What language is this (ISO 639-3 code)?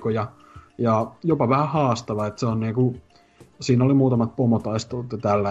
fin